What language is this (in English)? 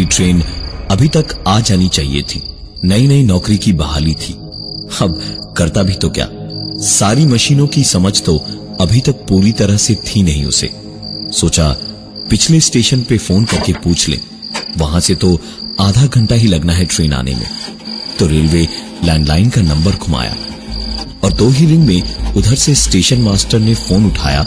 Hindi